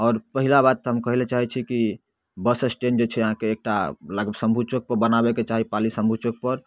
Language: Maithili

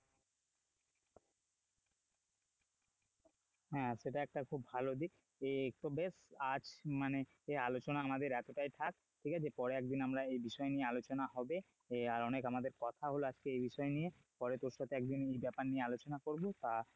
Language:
Bangla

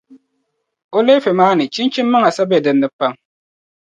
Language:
Dagbani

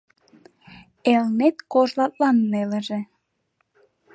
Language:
Mari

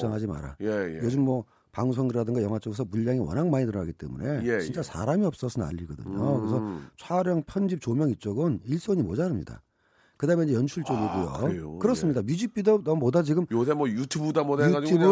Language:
Korean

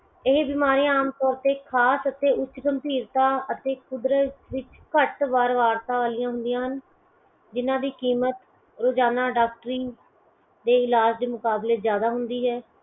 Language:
Punjabi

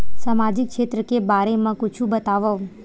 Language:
Chhattisgarhi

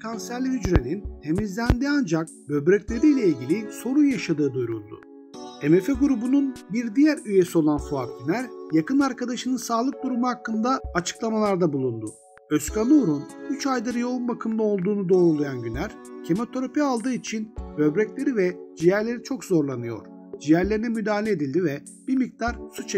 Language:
Turkish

